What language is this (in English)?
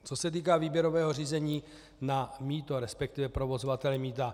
Czech